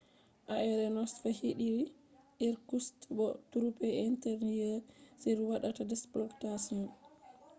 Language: Fula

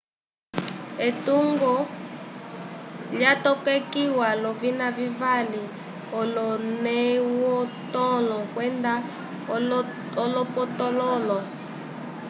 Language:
Umbundu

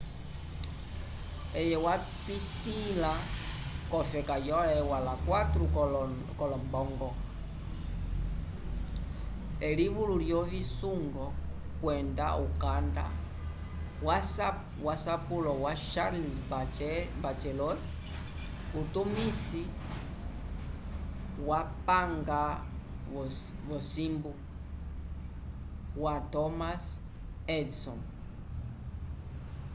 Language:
Umbundu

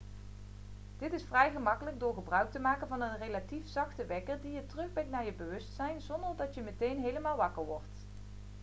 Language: Dutch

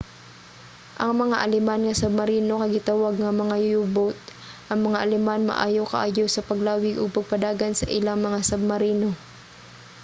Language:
Cebuano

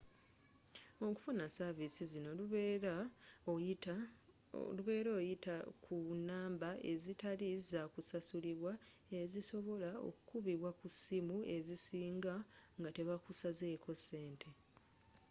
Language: Ganda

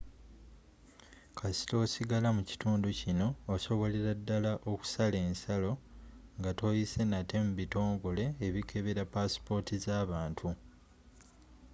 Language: Ganda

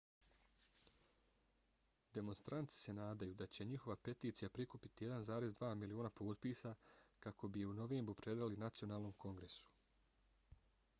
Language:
Bosnian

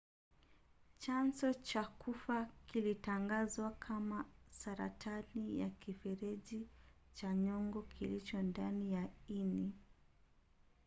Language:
Swahili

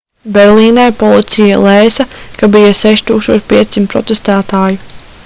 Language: Latvian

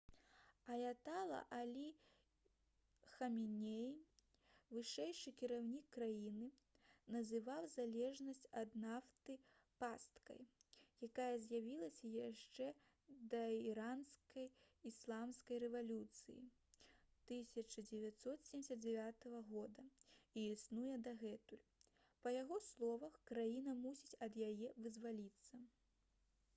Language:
Belarusian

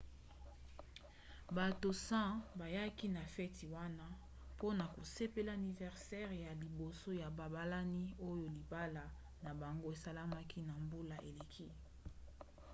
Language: Lingala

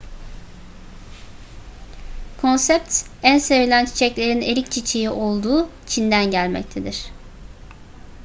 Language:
Turkish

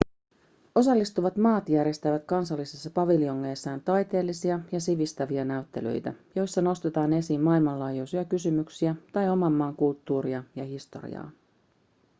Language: Finnish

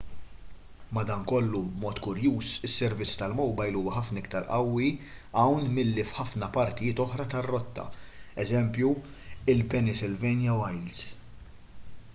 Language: Maltese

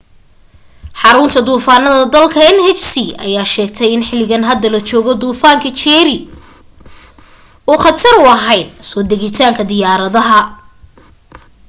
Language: Somali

